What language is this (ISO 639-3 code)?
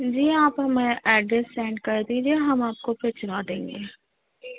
urd